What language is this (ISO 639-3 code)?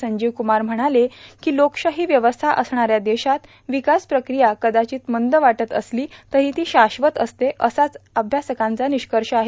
mar